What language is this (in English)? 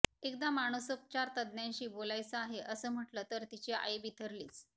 Marathi